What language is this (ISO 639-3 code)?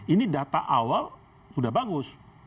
ind